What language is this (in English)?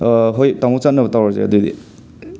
Manipuri